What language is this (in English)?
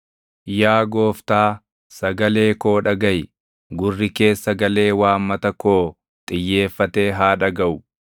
Oromo